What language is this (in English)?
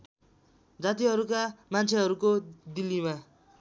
Nepali